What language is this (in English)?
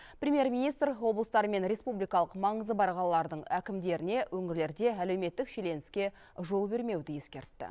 Kazakh